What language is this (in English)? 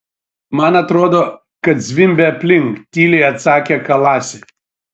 Lithuanian